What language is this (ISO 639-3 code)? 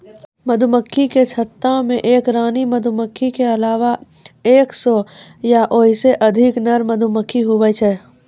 mai